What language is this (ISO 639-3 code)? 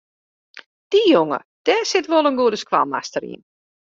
fry